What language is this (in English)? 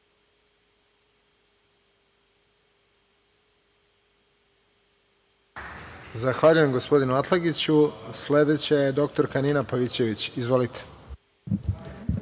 Serbian